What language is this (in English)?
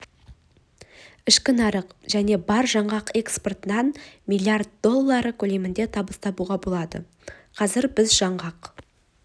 Kazakh